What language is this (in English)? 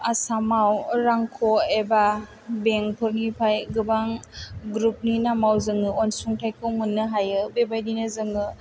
Bodo